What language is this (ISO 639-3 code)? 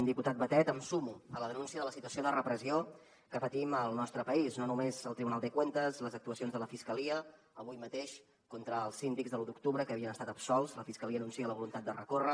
cat